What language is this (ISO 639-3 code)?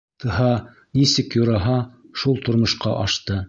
bak